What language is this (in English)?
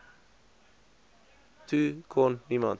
Afrikaans